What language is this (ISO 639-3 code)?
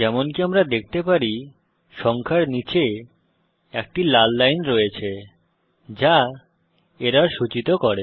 ben